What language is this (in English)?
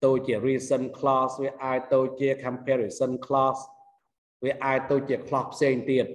Vietnamese